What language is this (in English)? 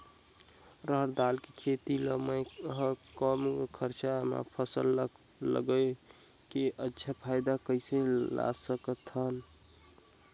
Chhattisgarhi